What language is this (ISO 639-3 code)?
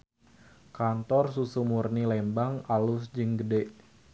sun